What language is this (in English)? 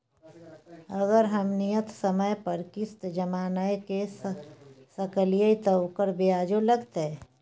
Maithili